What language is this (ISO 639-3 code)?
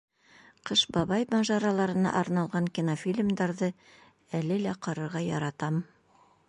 bak